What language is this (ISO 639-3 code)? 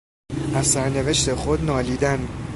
fas